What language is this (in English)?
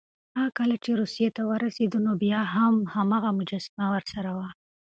Pashto